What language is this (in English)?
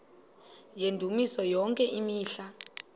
Xhosa